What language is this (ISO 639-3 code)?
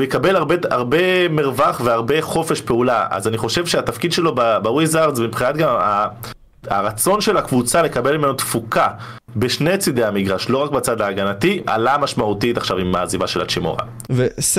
heb